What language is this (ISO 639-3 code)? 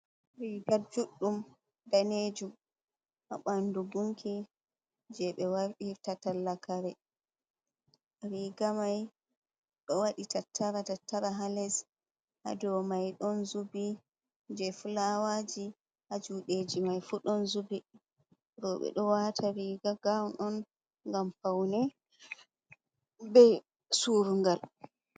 ful